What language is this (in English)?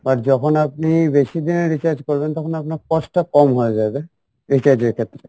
Bangla